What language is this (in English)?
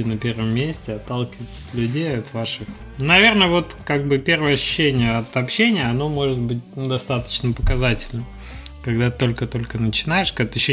Russian